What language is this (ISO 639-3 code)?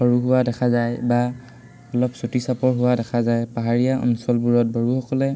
asm